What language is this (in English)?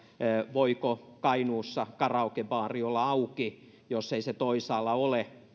Finnish